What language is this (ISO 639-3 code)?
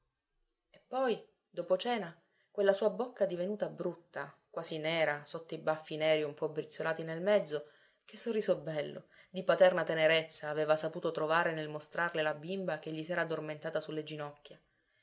ita